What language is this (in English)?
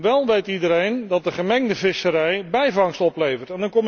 Dutch